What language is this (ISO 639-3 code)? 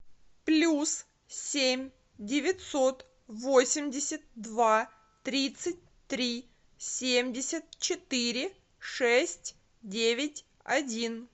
rus